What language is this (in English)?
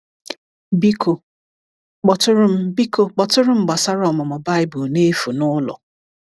Igbo